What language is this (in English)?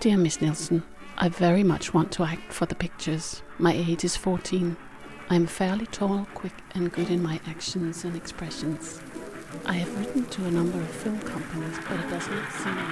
Danish